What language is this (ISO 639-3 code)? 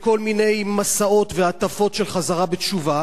heb